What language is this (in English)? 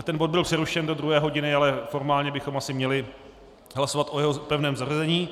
Czech